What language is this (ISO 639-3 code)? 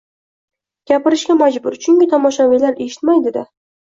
uzb